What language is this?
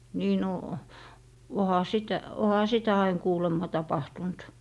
Finnish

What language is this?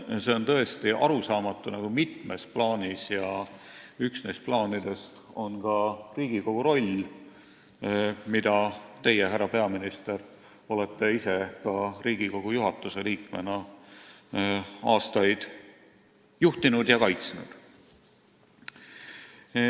Estonian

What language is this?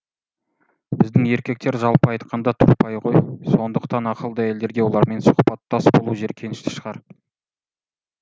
Kazakh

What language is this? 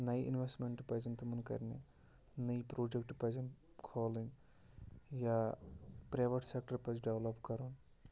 Kashmiri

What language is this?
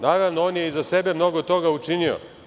Serbian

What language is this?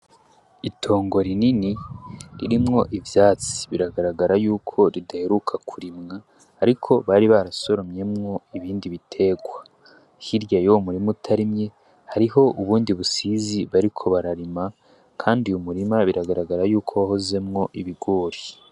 Rundi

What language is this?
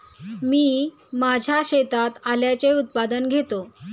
Marathi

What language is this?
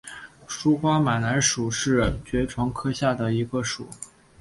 Chinese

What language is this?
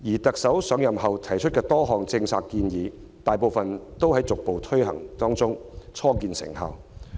Cantonese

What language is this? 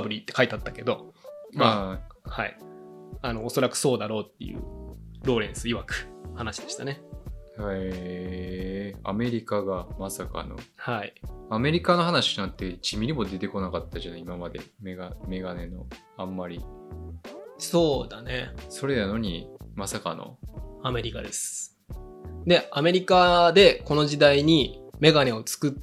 Japanese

